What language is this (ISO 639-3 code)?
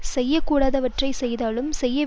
tam